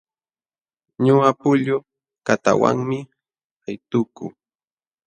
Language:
Jauja Wanca Quechua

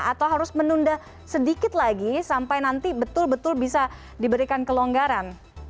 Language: Indonesian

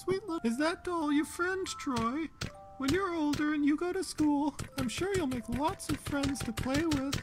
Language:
English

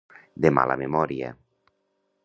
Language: Catalan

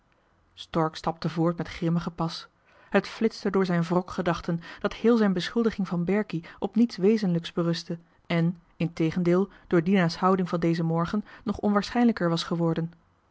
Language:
Dutch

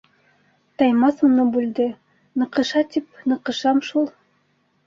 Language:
Bashkir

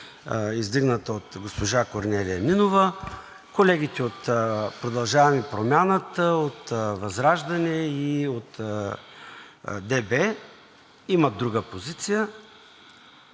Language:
Bulgarian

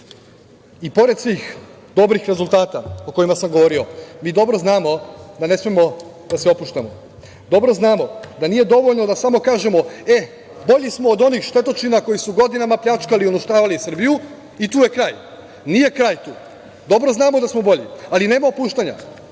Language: Serbian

